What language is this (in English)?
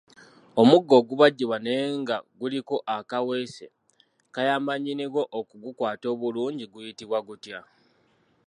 Ganda